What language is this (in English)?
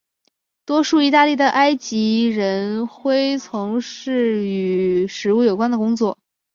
Chinese